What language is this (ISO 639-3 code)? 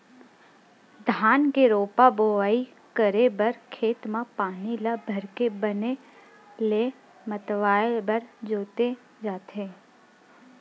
hne